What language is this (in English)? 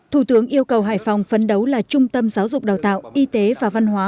Vietnamese